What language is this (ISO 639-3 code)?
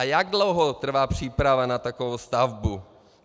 ces